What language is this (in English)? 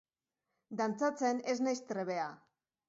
Basque